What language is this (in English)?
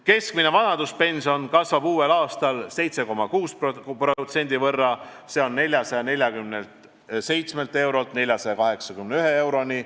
Estonian